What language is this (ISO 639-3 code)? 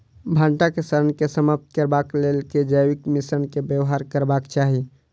mai